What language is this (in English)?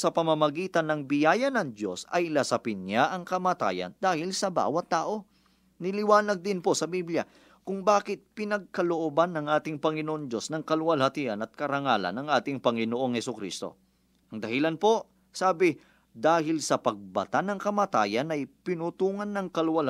Filipino